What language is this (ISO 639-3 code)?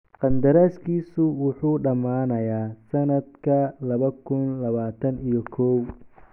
som